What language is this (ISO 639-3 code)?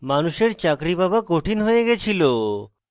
ben